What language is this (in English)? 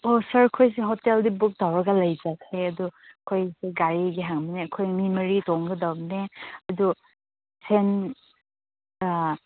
Manipuri